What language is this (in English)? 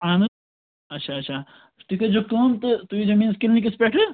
Kashmiri